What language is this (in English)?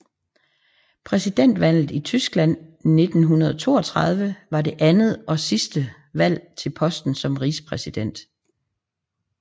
Danish